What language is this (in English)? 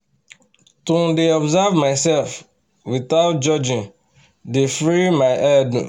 Nigerian Pidgin